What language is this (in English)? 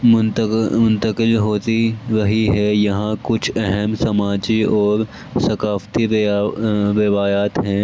Urdu